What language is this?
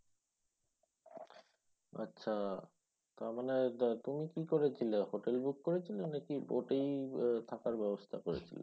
Bangla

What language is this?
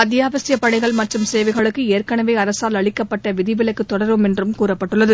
Tamil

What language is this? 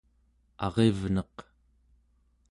Central Yupik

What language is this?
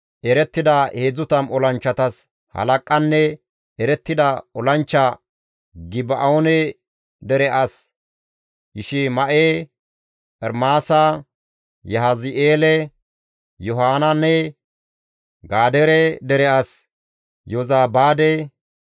Gamo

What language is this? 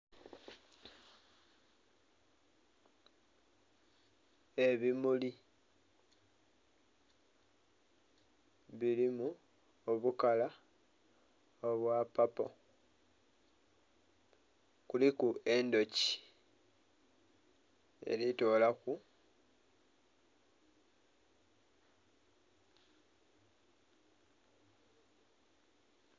Soga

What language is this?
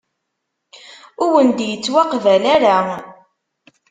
Kabyle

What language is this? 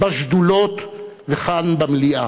Hebrew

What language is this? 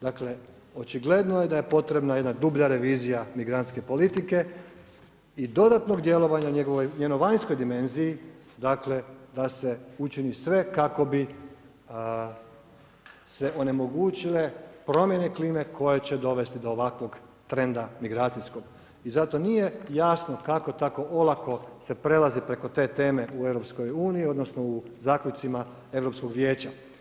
Croatian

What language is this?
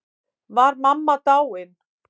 Icelandic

